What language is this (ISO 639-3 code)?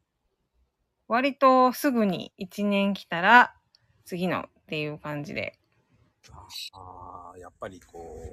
jpn